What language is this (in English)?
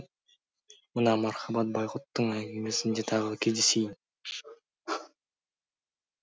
Kazakh